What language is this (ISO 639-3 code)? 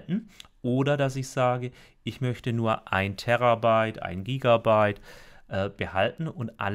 deu